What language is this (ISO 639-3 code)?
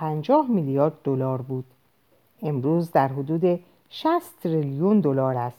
fas